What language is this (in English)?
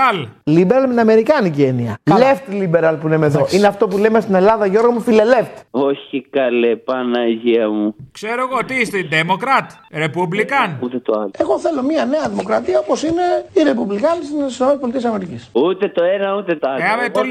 Greek